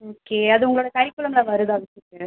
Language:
Tamil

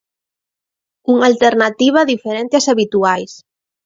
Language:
Galician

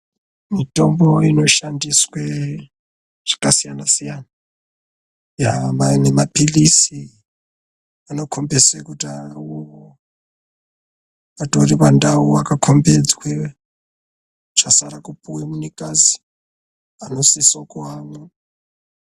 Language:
Ndau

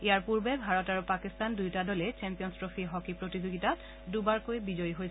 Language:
Assamese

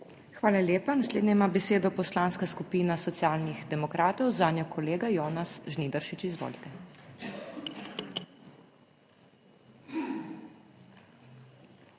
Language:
Slovenian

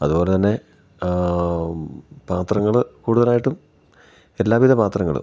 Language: Malayalam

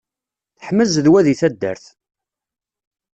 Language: Kabyle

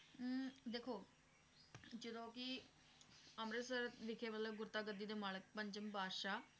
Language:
Punjabi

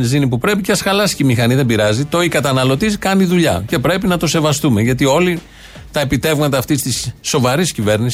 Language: Greek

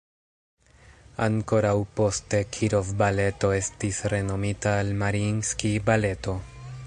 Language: Esperanto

